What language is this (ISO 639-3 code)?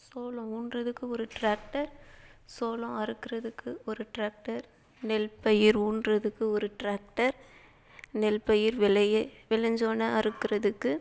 tam